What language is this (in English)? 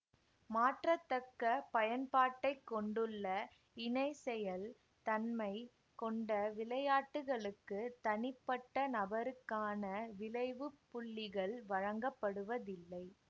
Tamil